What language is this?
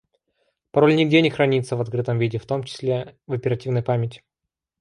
Russian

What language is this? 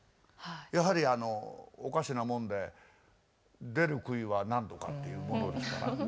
Japanese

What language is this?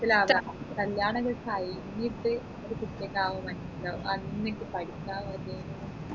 Malayalam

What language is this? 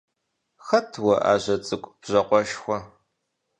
Kabardian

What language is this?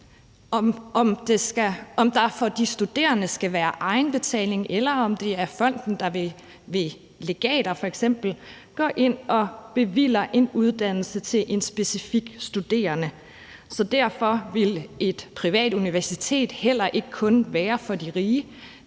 Danish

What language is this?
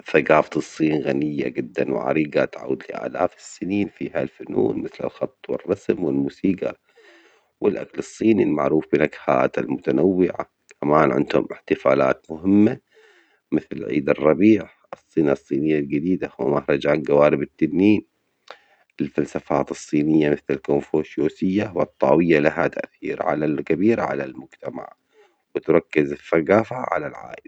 Omani Arabic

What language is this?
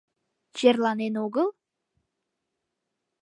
Mari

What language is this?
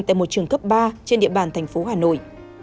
Vietnamese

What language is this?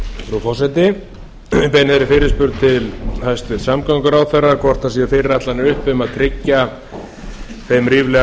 Icelandic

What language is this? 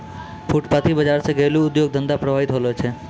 Maithili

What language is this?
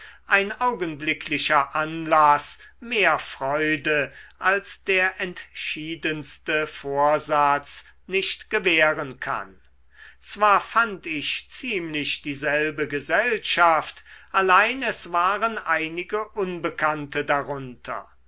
German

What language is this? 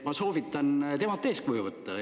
Estonian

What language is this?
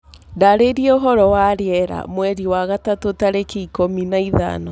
Kikuyu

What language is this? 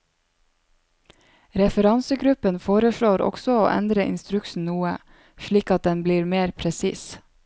Norwegian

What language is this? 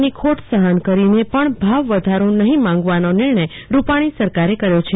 Gujarati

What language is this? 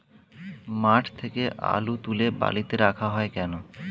Bangla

